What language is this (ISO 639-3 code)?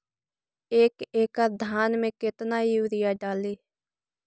mag